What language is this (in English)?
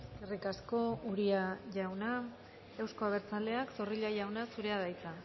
Basque